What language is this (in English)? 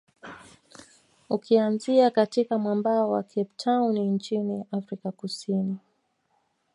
Swahili